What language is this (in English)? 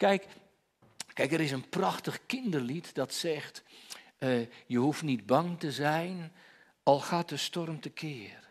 Dutch